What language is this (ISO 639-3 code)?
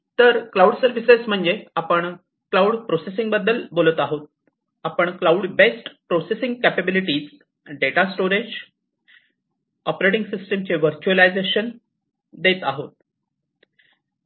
mar